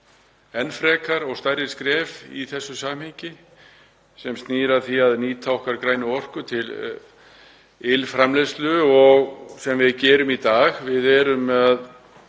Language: Icelandic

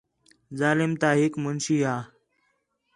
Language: Khetrani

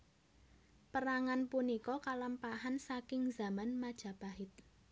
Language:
Javanese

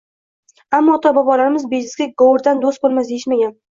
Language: Uzbek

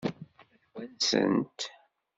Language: Kabyle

